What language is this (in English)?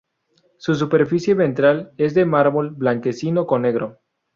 Spanish